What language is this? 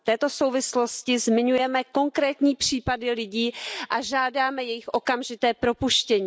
Czech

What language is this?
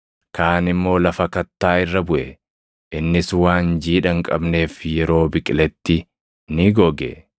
Oromo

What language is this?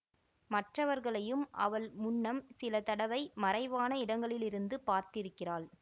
Tamil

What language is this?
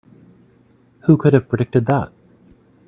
English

